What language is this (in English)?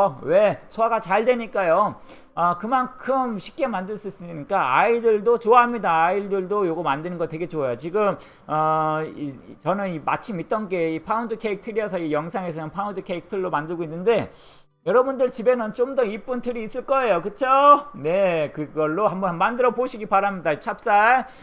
Korean